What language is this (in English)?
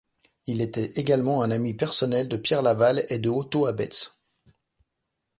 French